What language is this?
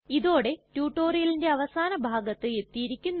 Malayalam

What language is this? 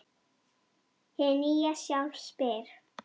Icelandic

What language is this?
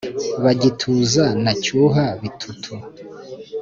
Kinyarwanda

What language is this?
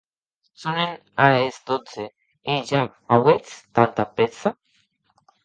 Occitan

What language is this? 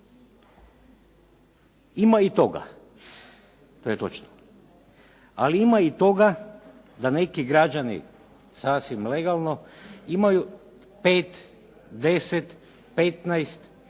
Croatian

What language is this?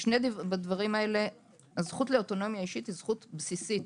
Hebrew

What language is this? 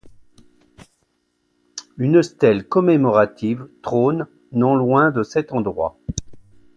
French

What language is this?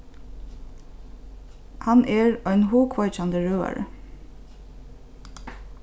Faroese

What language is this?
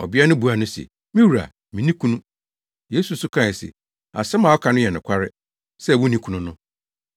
Akan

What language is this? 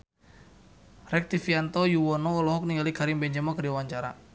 Sundanese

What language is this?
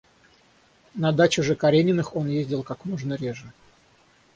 Russian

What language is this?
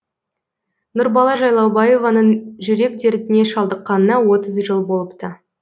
Kazakh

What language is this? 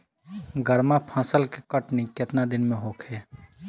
Bhojpuri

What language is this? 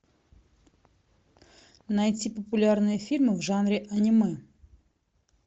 Russian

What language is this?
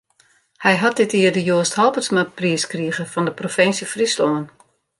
Western Frisian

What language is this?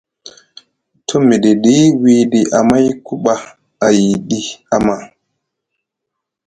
Musgu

